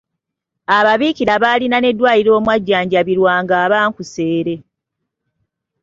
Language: Ganda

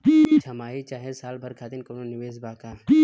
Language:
Bhojpuri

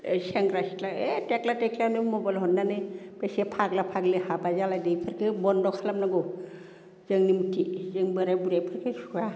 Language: Bodo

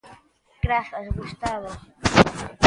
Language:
Galician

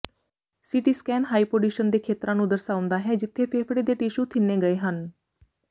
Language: Punjabi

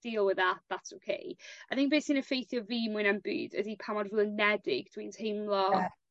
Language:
Welsh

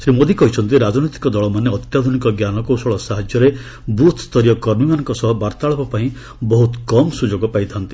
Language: Odia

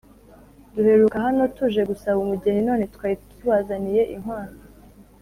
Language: Kinyarwanda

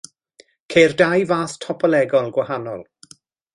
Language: Welsh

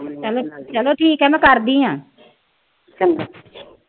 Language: Punjabi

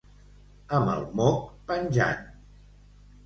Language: Catalan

